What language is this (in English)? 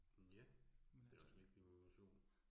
Danish